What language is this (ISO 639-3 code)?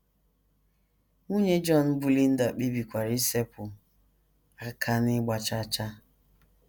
ibo